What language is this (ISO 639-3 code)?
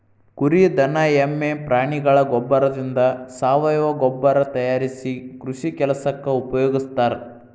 kan